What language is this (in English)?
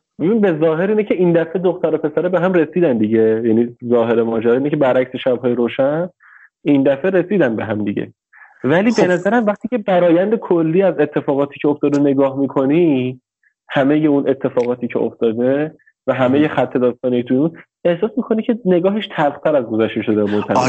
Persian